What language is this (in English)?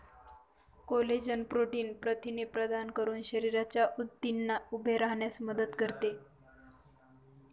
Marathi